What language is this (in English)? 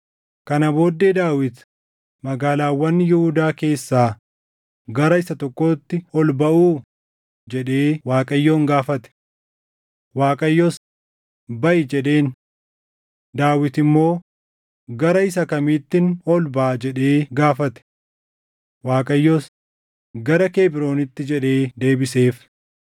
Oromo